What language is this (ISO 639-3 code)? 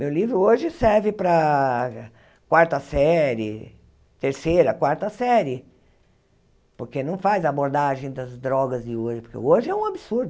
por